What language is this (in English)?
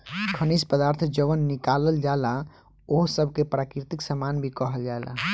Bhojpuri